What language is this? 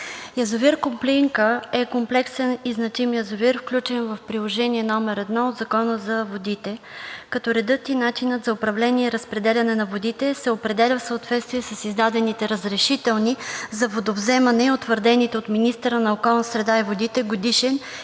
Bulgarian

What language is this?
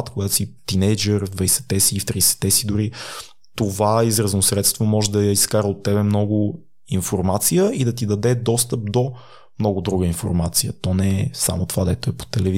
Bulgarian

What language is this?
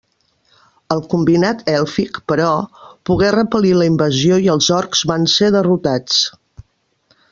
Catalan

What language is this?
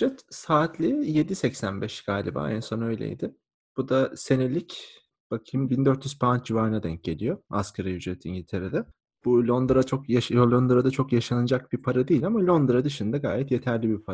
Turkish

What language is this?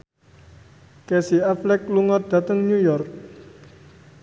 Javanese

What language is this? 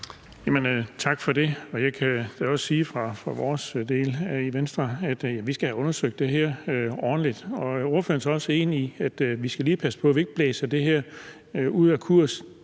Danish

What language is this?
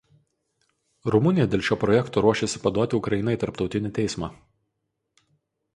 Lithuanian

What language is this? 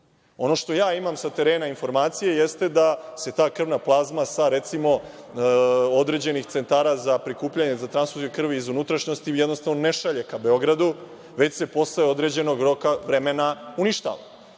Serbian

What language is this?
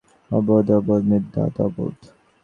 Bangla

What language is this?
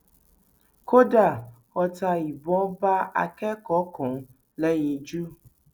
Yoruba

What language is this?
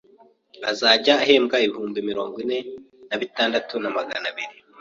Kinyarwanda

